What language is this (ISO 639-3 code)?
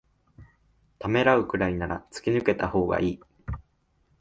jpn